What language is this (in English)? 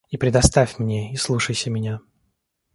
Russian